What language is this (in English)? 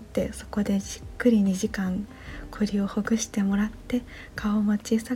Japanese